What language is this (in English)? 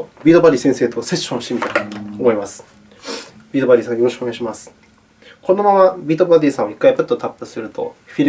Japanese